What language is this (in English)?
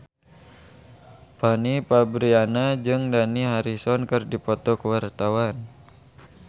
Sundanese